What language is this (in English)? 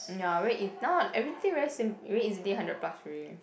English